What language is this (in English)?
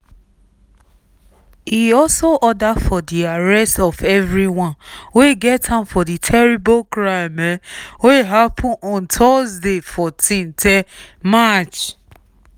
Nigerian Pidgin